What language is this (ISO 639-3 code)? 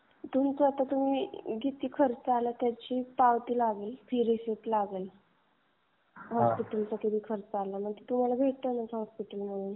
mar